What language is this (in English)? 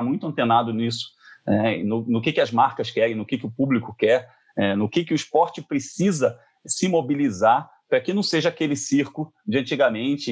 Portuguese